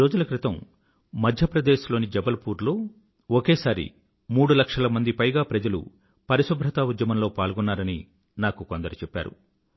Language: Telugu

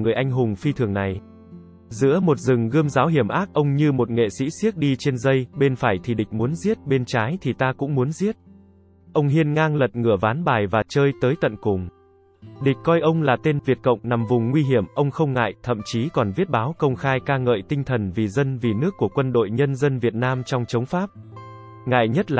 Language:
Vietnamese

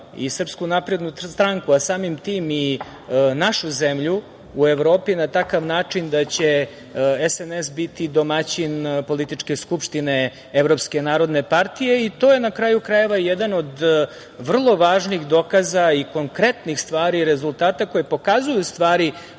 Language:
Serbian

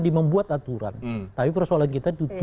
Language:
Indonesian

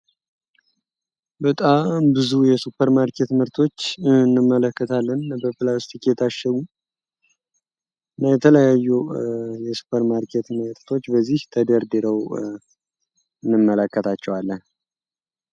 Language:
Amharic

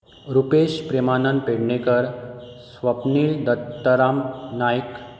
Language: Konkani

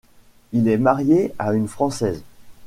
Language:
French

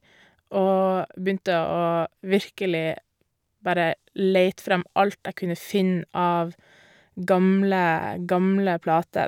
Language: Norwegian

